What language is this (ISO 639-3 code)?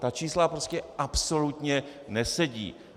ces